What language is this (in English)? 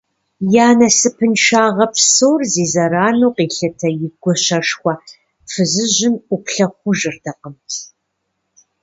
Kabardian